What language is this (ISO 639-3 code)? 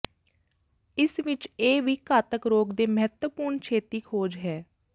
pan